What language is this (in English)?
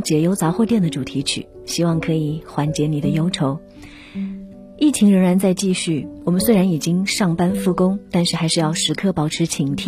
Chinese